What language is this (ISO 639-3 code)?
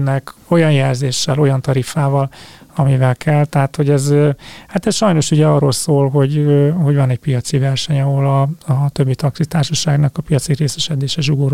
hun